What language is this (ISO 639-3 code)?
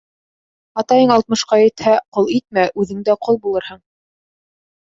bak